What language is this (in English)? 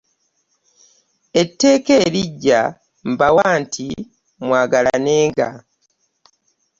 Ganda